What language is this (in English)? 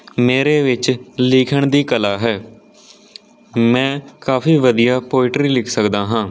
Punjabi